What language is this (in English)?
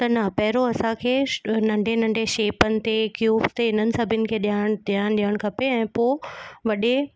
Sindhi